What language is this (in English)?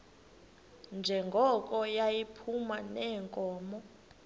Xhosa